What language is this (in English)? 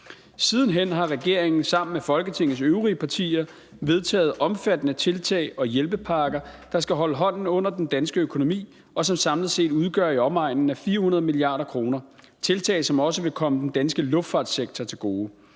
Danish